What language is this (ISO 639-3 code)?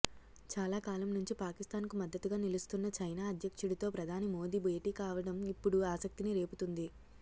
tel